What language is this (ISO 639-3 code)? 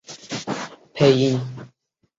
zho